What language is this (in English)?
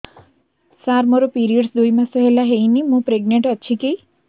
Odia